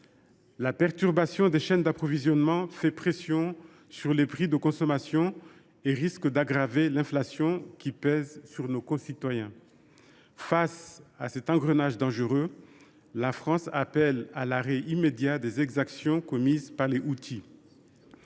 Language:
French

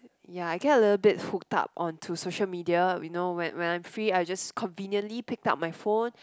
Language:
English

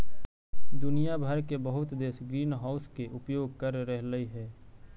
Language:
Magahi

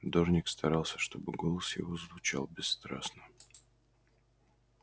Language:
Russian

